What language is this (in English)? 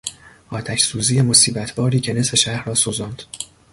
Persian